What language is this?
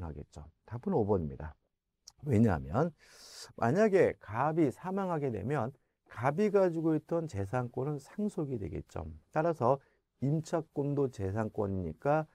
Korean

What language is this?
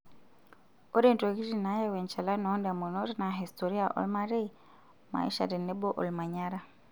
Masai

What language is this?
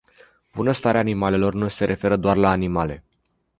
Romanian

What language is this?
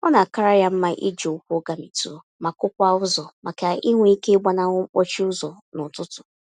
Igbo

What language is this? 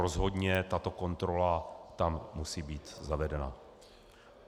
Czech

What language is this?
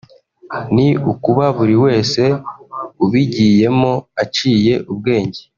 Kinyarwanda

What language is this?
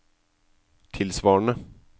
Norwegian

